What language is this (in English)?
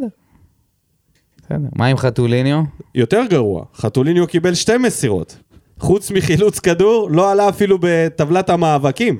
Hebrew